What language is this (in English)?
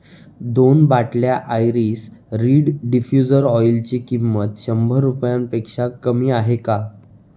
Marathi